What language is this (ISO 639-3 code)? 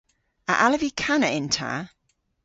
cor